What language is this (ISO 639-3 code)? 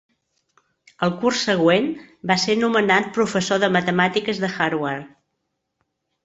cat